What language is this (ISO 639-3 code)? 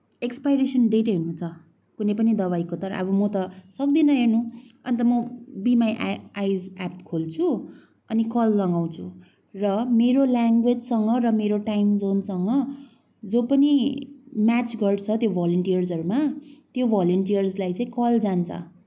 nep